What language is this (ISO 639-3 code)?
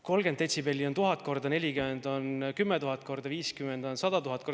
est